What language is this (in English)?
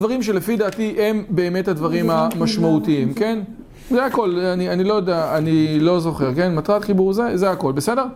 Hebrew